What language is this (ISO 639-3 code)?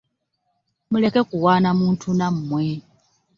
lug